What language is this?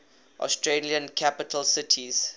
English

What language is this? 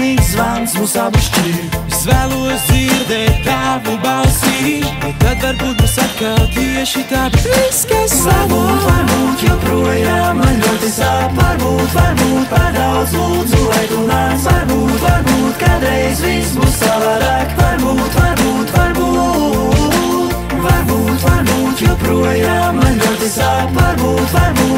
Romanian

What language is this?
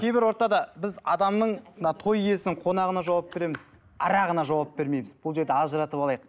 Kazakh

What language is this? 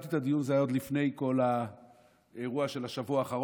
Hebrew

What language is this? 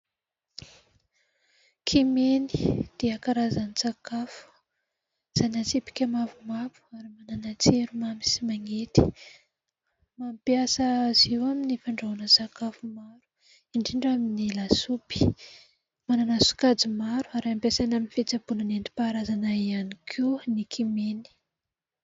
Malagasy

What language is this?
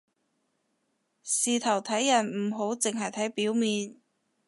Cantonese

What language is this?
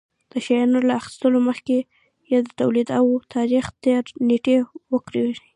Pashto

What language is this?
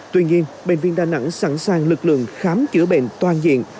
Vietnamese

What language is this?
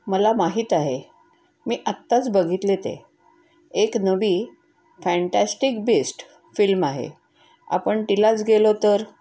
Marathi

